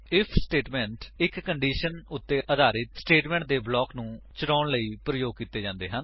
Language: Punjabi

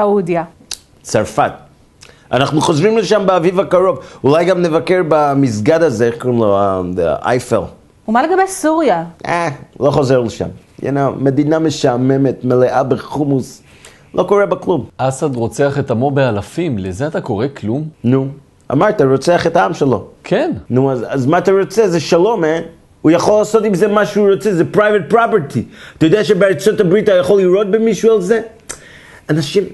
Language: Hebrew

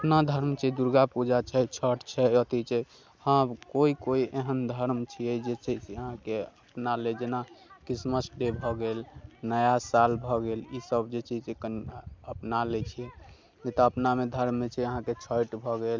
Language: Maithili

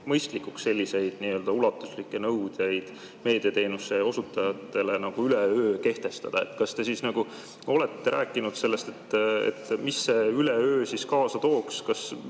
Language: Estonian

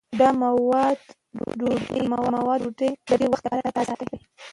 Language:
Pashto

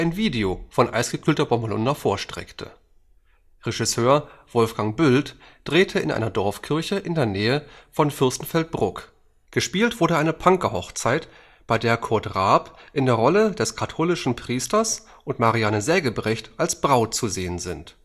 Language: German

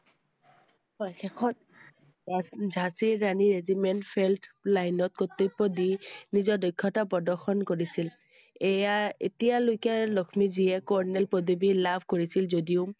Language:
Assamese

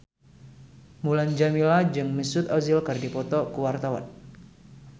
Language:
Sundanese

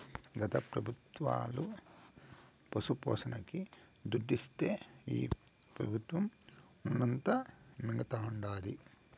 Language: Telugu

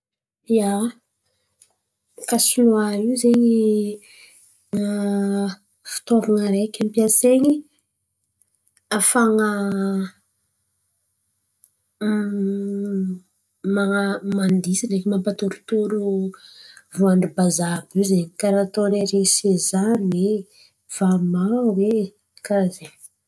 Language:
Antankarana Malagasy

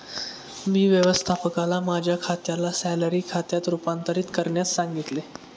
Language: Marathi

